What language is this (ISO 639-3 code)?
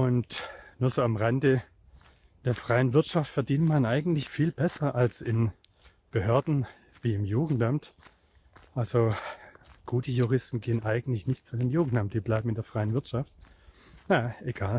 deu